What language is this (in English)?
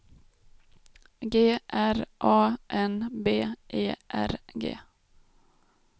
Swedish